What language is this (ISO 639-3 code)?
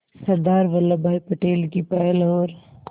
hin